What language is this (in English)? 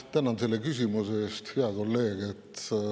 Estonian